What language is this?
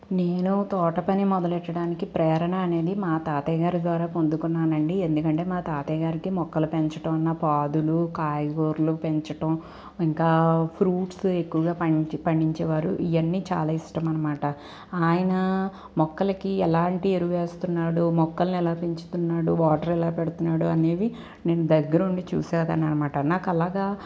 Telugu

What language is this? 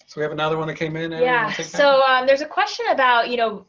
English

